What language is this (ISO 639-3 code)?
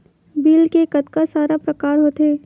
hne